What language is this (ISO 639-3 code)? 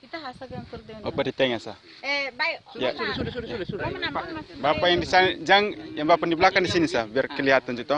ind